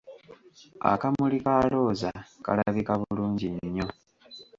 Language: Ganda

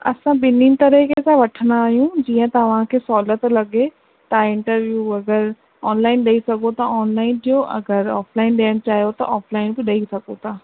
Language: Sindhi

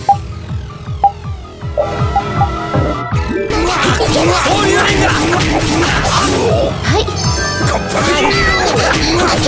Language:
Japanese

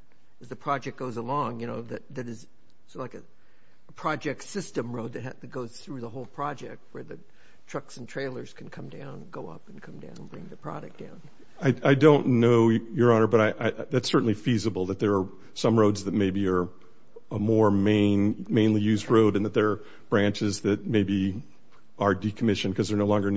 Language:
English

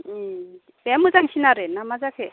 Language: Bodo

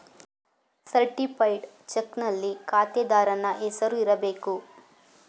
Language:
Kannada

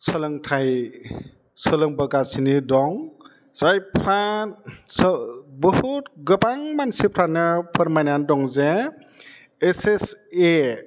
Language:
Bodo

